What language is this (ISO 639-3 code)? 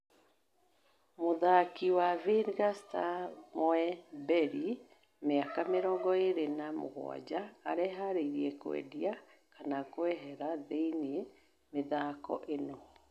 kik